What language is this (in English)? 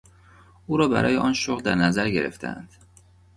Persian